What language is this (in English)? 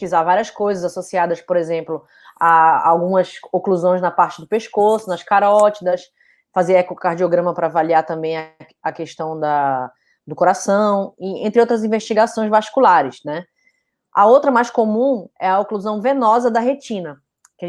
Portuguese